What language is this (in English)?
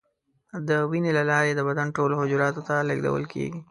Pashto